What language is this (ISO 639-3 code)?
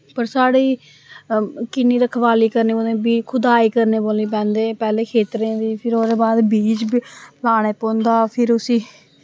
doi